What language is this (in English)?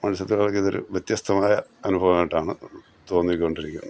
Malayalam